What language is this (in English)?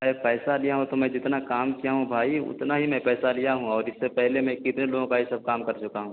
Urdu